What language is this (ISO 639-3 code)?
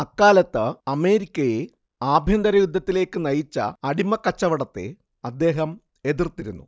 mal